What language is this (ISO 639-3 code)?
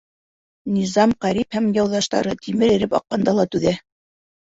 bak